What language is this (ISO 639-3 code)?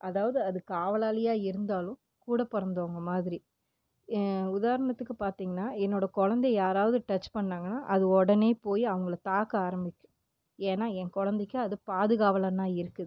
tam